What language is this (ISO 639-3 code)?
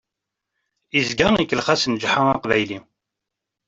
kab